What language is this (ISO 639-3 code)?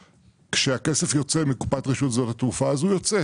heb